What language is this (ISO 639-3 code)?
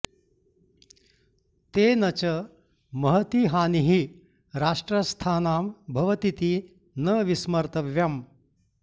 san